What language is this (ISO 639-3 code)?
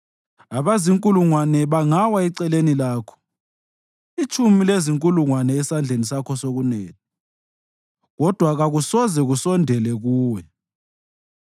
nde